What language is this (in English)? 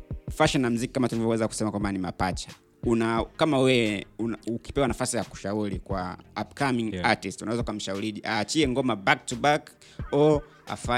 Swahili